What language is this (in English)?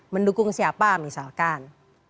Indonesian